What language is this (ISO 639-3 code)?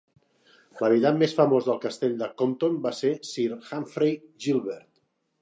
cat